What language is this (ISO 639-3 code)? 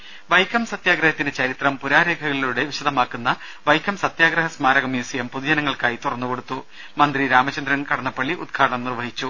mal